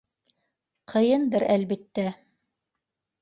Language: Bashkir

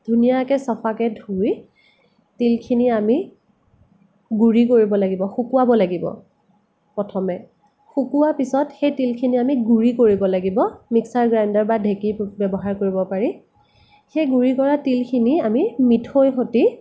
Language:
Assamese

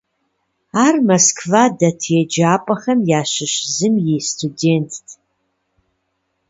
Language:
Kabardian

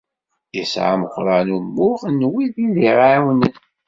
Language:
Kabyle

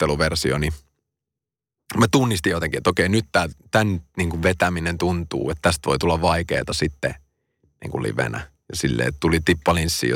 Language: Finnish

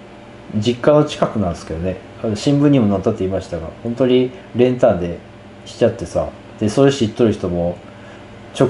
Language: Japanese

